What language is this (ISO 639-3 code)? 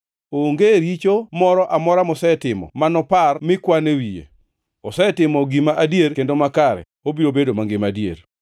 luo